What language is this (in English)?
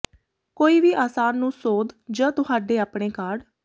Punjabi